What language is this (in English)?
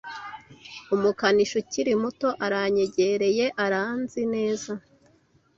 Kinyarwanda